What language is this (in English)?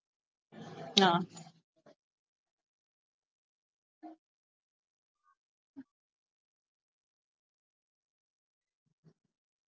Tamil